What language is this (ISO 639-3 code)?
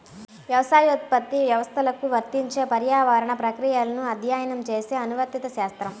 tel